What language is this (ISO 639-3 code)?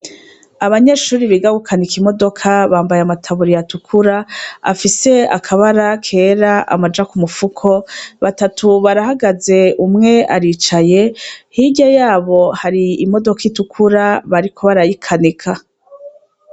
run